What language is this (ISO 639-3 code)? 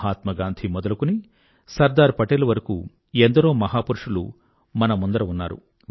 tel